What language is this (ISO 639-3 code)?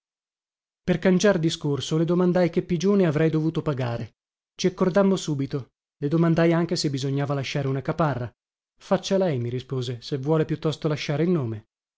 ita